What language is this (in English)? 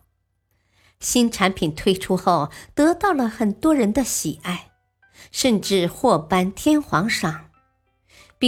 Chinese